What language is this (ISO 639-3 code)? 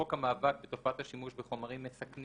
heb